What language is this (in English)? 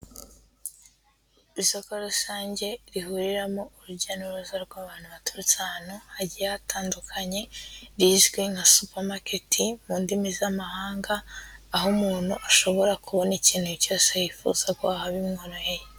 Kinyarwanda